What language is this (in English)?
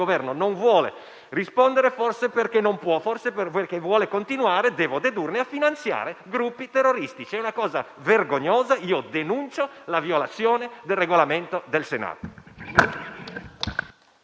Italian